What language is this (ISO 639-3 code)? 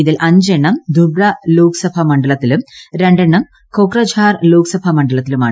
mal